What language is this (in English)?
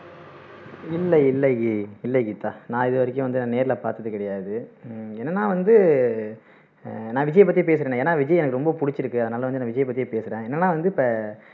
Tamil